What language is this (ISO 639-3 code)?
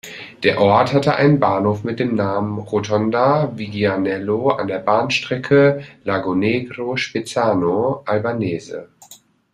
deu